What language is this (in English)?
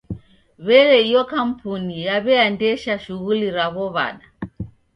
Taita